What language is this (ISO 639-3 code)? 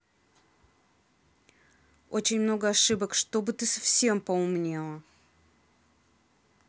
rus